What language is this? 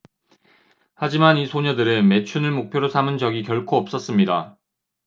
Korean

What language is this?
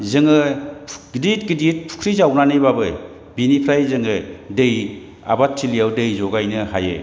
Bodo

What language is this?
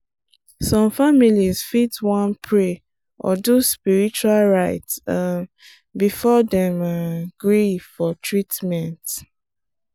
Nigerian Pidgin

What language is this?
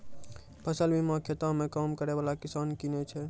Maithili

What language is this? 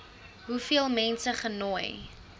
Afrikaans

